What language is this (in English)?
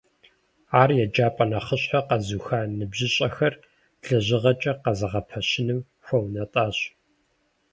Kabardian